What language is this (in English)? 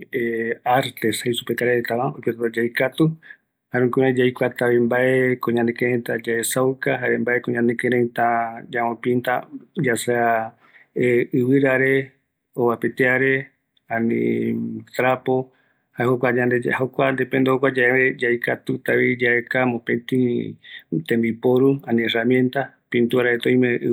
Eastern Bolivian Guaraní